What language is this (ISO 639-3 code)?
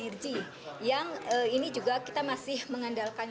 ind